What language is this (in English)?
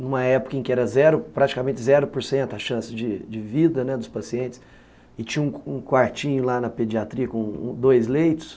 Portuguese